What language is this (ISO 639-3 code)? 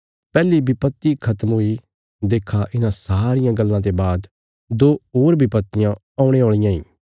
kfs